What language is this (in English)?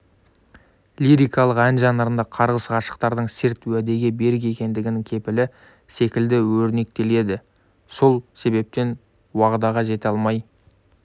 Kazakh